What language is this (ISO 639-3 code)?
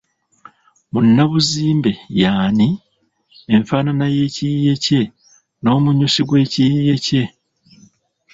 lug